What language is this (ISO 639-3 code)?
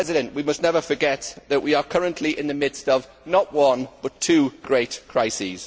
eng